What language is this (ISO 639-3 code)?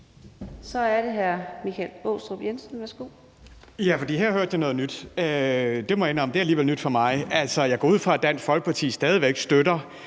dan